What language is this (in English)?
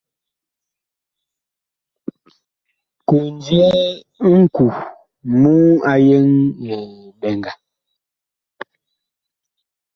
Bakoko